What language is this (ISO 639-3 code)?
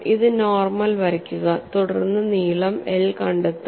mal